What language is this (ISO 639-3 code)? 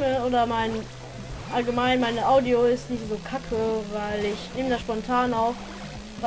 deu